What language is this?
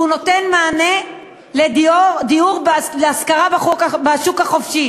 Hebrew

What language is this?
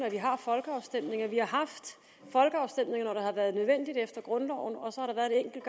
Danish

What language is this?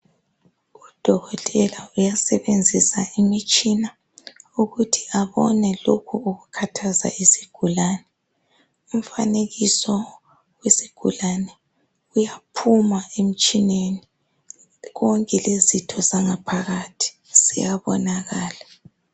North Ndebele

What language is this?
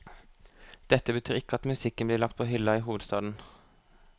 Norwegian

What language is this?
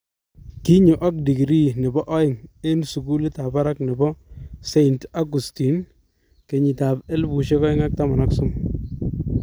Kalenjin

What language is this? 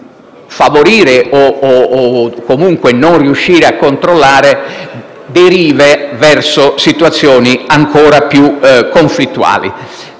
Italian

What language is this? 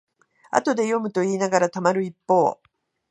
Japanese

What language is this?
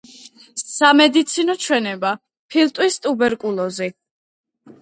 Georgian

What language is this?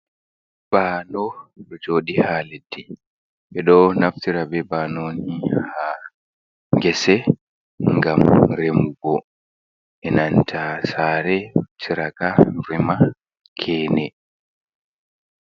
Fula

